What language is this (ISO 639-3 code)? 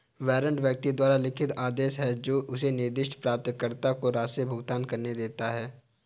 hin